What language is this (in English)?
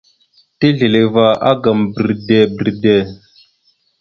Mada (Cameroon)